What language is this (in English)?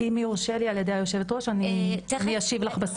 Hebrew